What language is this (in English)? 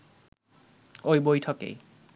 Bangla